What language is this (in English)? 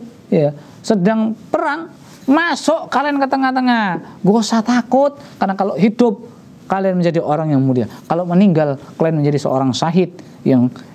Indonesian